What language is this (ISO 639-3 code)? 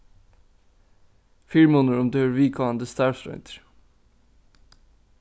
fao